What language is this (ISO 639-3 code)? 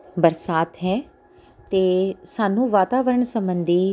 pan